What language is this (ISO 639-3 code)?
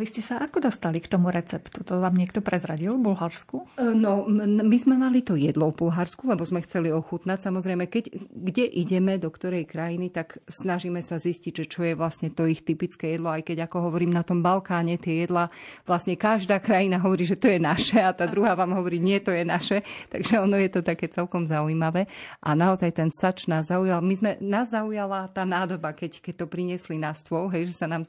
slk